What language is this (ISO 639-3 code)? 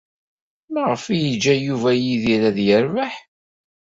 kab